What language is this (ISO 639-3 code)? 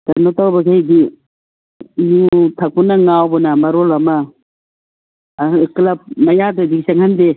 mni